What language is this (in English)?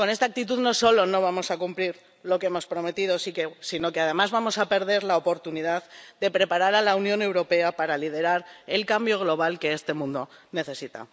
Spanish